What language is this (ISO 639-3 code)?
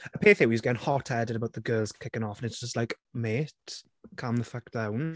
cym